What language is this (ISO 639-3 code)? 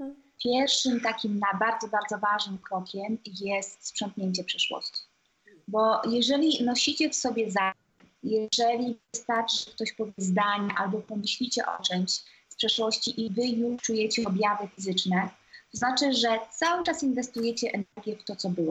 pol